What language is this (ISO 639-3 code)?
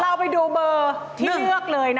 tha